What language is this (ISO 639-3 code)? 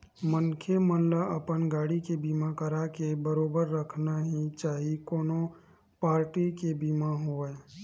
hne